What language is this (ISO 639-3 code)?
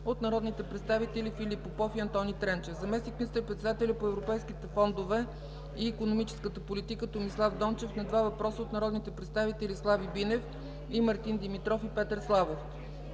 bul